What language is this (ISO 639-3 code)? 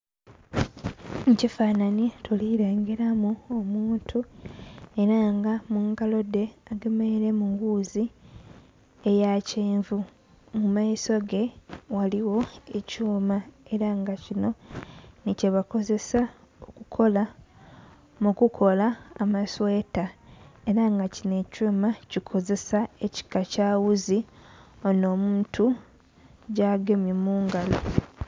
xog